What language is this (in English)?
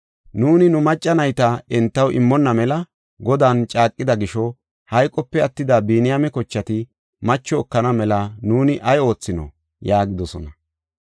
Gofa